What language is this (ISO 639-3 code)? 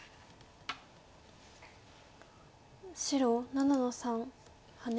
jpn